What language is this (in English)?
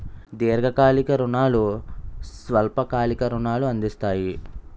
Telugu